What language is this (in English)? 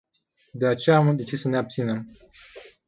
Romanian